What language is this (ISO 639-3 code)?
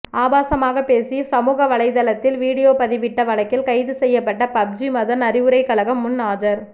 tam